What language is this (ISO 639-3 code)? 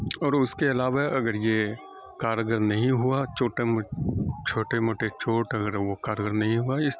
urd